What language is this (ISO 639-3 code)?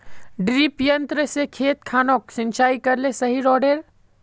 mag